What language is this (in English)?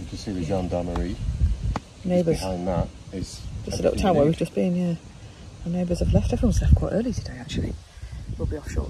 English